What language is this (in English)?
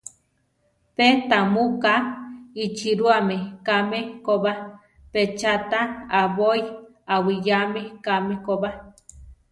Central Tarahumara